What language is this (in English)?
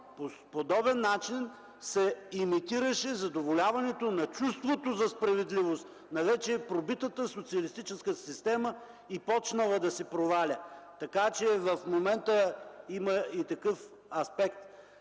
Bulgarian